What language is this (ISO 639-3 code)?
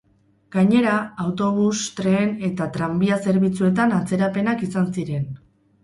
eus